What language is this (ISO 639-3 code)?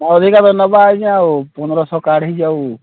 ori